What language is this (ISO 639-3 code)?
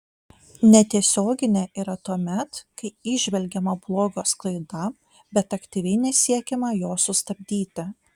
lit